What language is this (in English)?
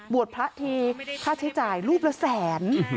Thai